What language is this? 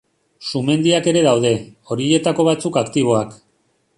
Basque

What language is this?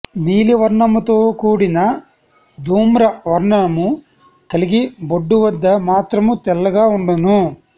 Telugu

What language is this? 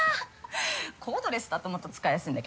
Japanese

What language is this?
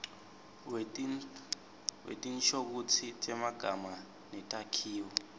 Swati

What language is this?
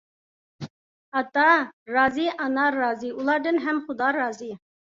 Uyghur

